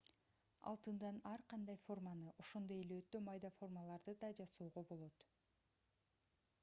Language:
Kyrgyz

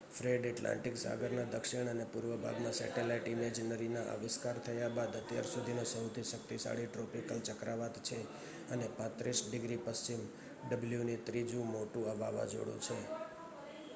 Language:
Gujarati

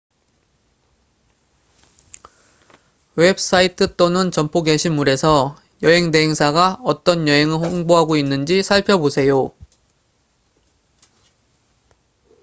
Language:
Korean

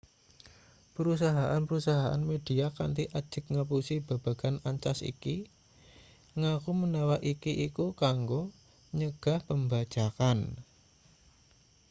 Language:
Javanese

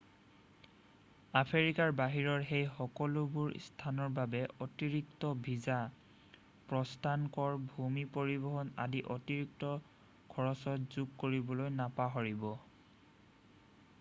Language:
Assamese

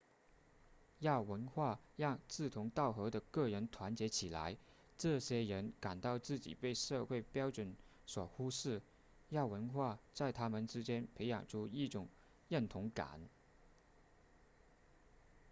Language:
Chinese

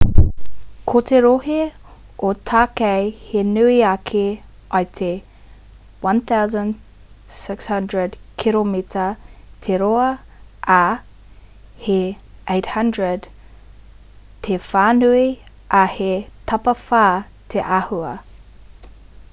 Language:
Māori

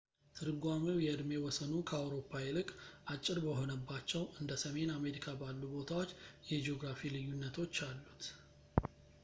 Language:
Amharic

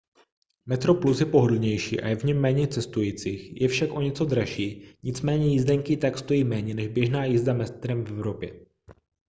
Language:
Czech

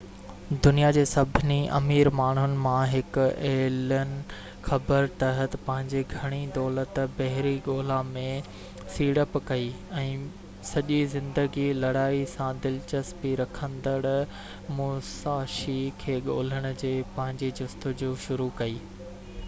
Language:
Sindhi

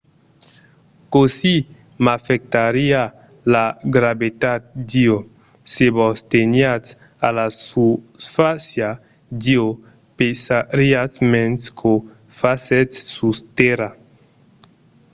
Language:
Occitan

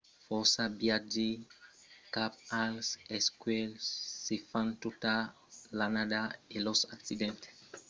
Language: Occitan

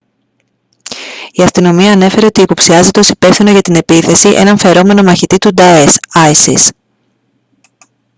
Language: Greek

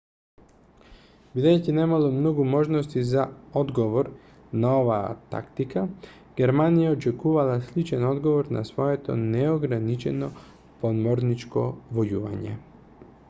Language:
Macedonian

